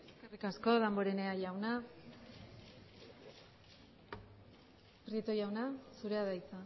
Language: Basque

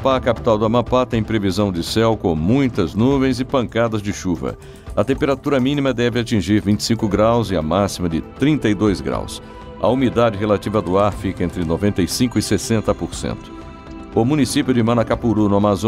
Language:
Portuguese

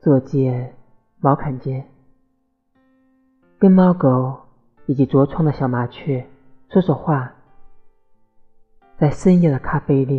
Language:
Chinese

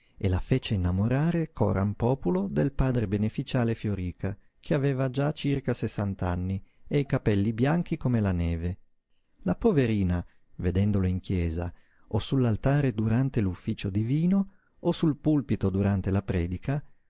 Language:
Italian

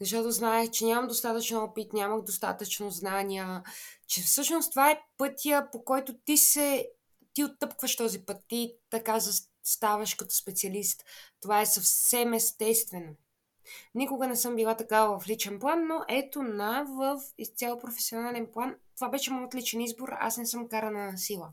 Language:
Bulgarian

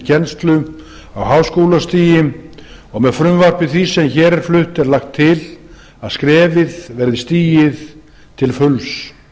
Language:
Icelandic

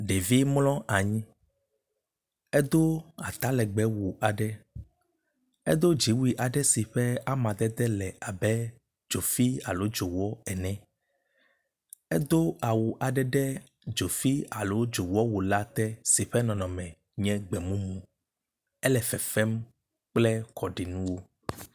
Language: Ewe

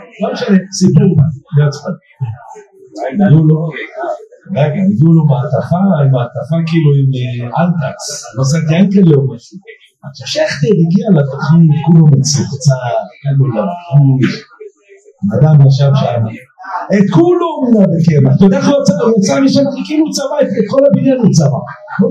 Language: Hebrew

